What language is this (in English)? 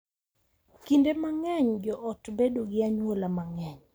Luo (Kenya and Tanzania)